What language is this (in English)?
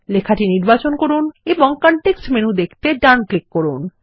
Bangla